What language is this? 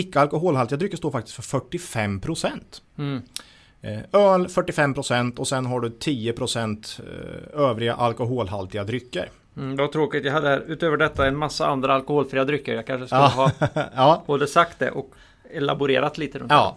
Swedish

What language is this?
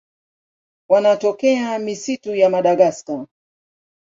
Swahili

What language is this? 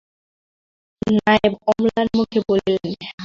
Bangla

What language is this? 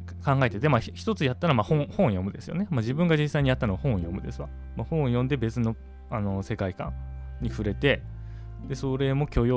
Japanese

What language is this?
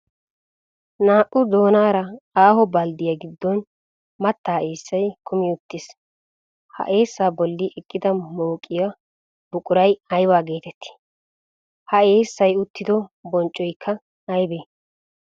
Wolaytta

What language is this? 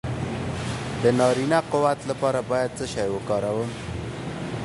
Pashto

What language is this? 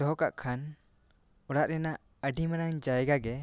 Santali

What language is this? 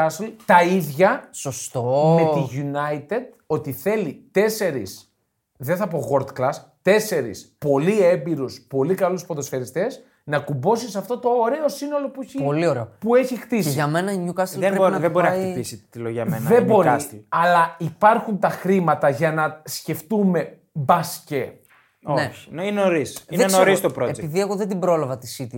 Greek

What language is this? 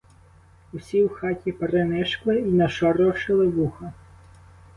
Ukrainian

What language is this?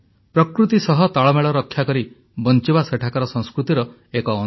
Odia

